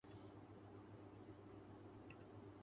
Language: Urdu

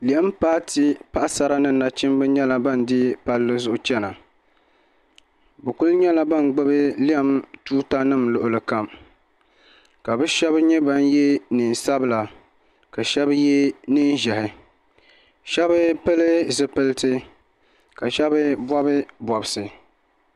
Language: Dagbani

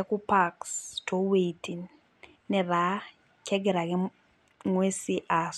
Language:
Masai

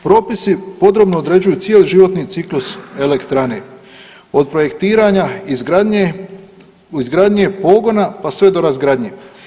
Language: Croatian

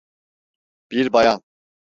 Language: Turkish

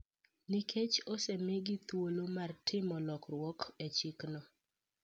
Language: Luo (Kenya and Tanzania)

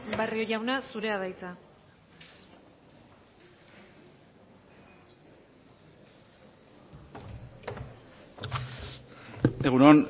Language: Basque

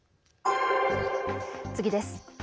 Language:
Japanese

